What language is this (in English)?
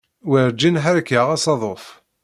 Kabyle